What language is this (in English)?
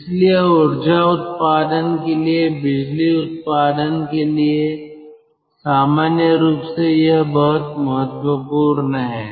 Hindi